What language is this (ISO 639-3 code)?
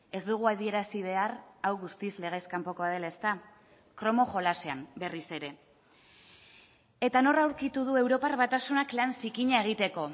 eus